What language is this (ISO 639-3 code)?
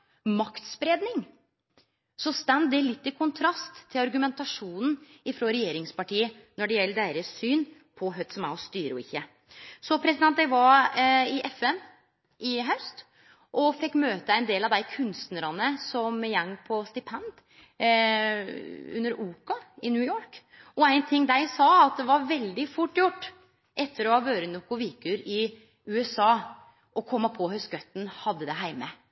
nno